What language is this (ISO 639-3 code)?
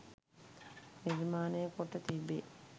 sin